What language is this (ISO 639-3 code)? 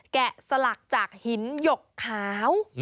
tha